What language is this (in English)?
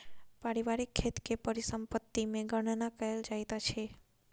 Maithili